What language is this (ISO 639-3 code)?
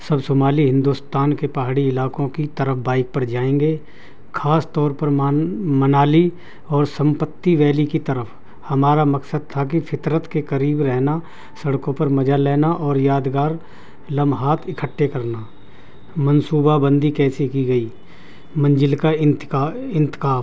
urd